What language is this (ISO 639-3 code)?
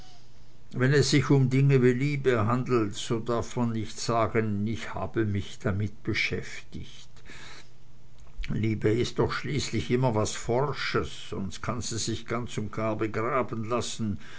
deu